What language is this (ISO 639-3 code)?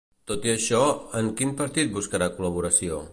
cat